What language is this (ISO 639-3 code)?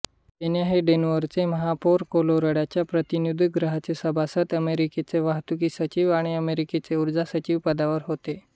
mar